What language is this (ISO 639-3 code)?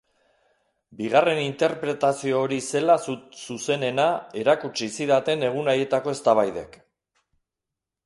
eus